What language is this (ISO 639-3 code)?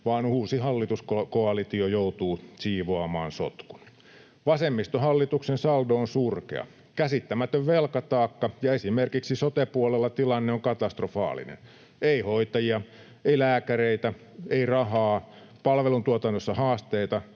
fin